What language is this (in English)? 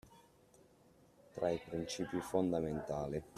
Italian